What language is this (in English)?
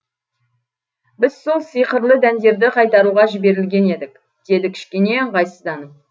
Kazakh